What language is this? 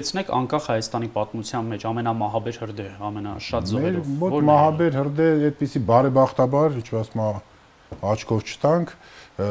Polish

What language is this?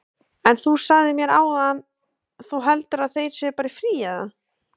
Icelandic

